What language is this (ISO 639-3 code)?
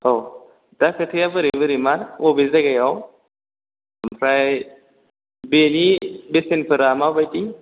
brx